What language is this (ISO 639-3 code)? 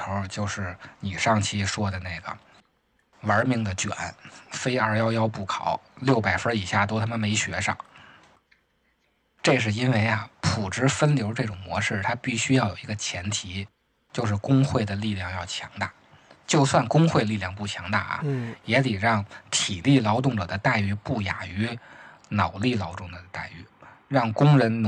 zho